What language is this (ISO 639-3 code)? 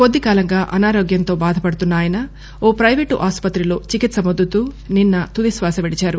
tel